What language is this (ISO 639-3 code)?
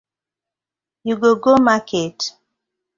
pcm